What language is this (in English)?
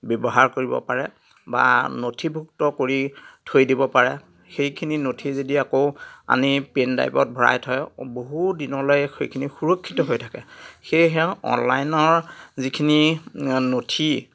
Assamese